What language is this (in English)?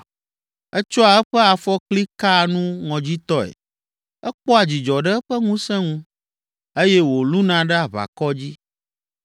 Ewe